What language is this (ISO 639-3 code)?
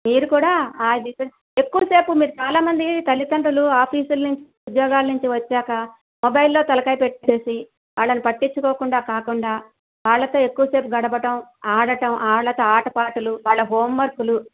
tel